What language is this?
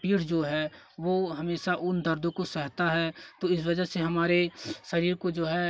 Hindi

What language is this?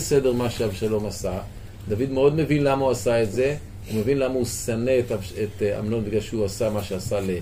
Hebrew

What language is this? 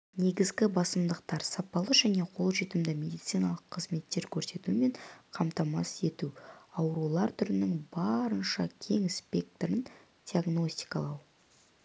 Kazakh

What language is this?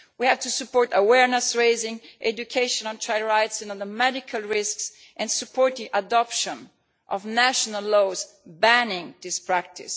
English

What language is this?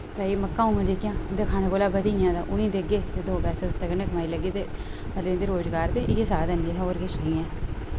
Dogri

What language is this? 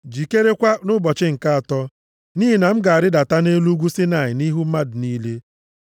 Igbo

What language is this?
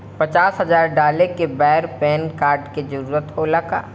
Bhojpuri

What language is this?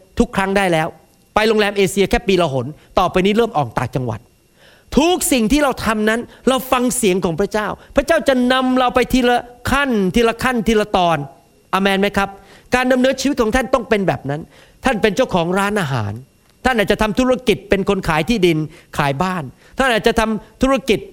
Thai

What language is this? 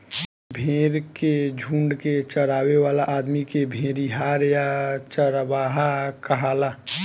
Bhojpuri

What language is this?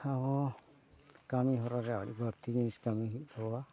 Santali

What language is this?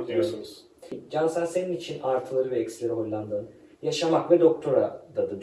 Turkish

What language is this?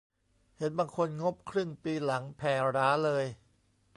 Thai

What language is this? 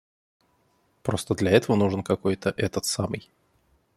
Russian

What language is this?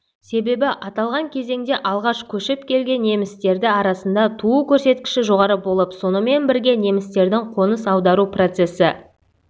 Kazakh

